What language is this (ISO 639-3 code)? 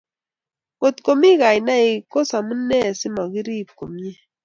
kln